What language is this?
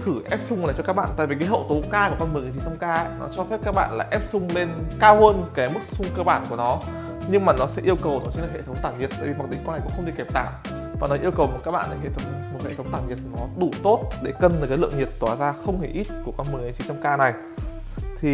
Vietnamese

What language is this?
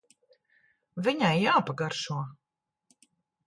Latvian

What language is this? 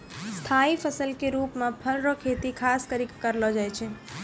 Maithili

